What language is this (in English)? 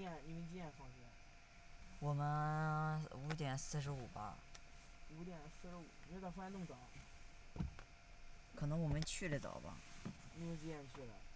Chinese